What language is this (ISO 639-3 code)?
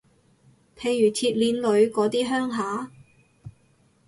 yue